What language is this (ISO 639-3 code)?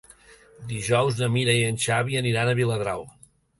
cat